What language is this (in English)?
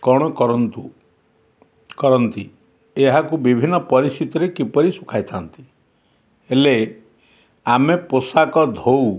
Odia